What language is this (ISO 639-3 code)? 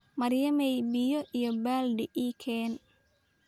som